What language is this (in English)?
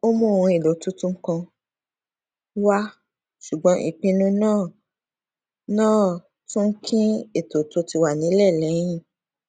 Yoruba